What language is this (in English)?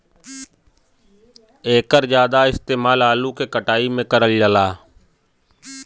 Bhojpuri